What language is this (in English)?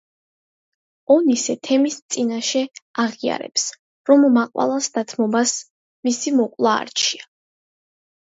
Georgian